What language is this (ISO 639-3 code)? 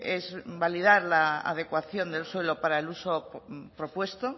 spa